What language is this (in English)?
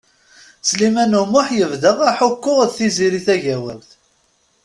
Kabyle